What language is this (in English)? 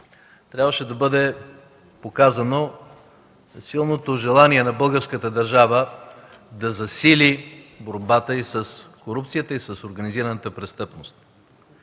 Bulgarian